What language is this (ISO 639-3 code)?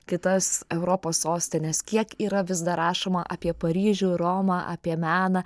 lit